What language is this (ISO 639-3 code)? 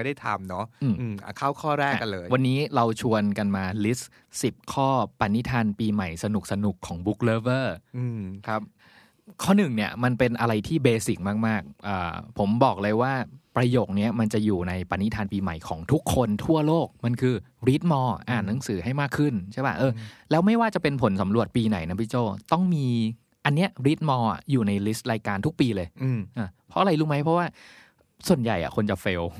tha